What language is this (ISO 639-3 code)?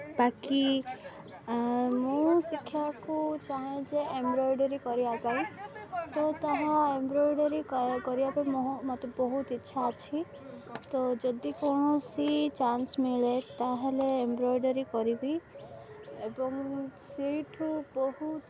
ori